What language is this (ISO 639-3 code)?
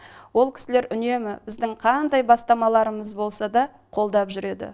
kaz